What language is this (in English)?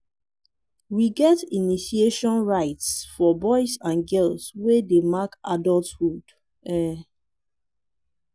Nigerian Pidgin